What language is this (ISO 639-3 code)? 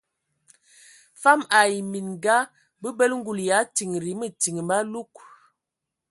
ewo